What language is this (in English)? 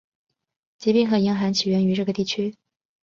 Chinese